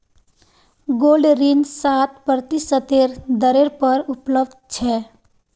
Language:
Magahi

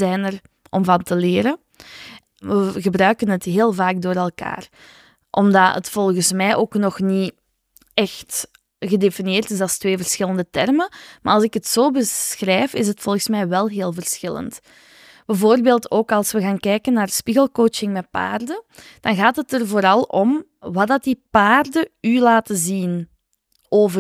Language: Dutch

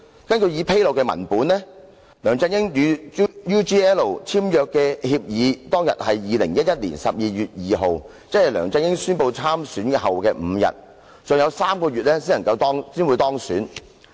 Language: Cantonese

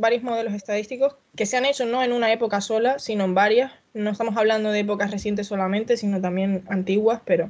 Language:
Spanish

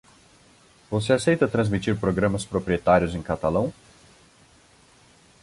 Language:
Portuguese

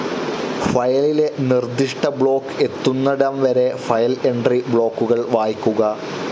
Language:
Malayalam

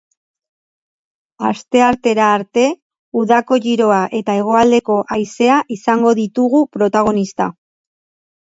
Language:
Basque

